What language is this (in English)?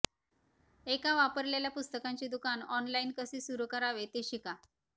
Marathi